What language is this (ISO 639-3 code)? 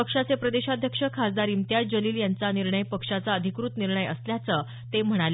mar